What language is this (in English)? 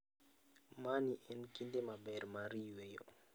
Luo (Kenya and Tanzania)